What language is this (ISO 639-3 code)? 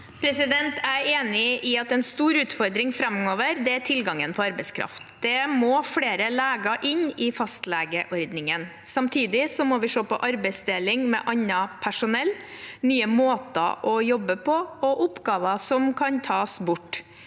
nor